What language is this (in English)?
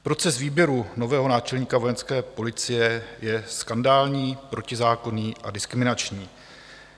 Czech